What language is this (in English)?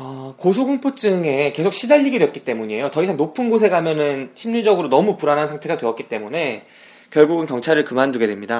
Korean